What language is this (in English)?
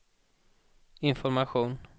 Swedish